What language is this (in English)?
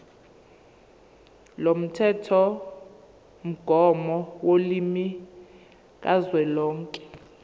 Zulu